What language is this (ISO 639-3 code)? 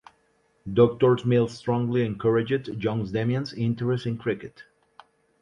eng